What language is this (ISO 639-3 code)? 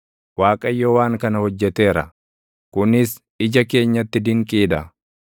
orm